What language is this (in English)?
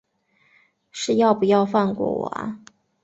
Chinese